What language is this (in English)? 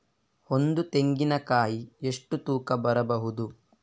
Kannada